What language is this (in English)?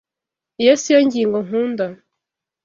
Kinyarwanda